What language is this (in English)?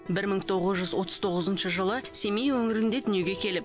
Kazakh